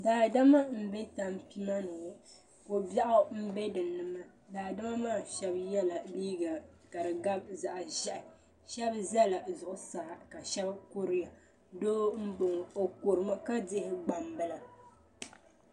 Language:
Dagbani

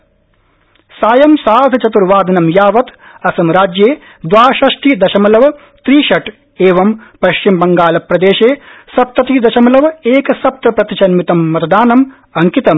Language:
Sanskrit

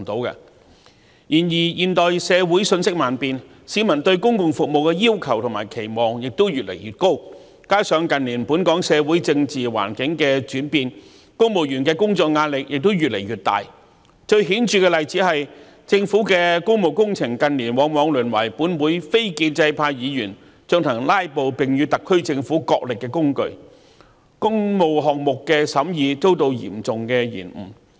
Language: Cantonese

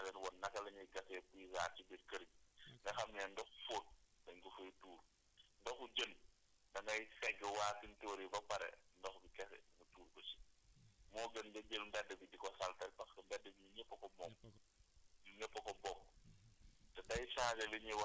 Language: Wolof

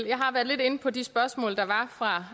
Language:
Danish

